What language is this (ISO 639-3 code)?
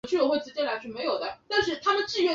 zho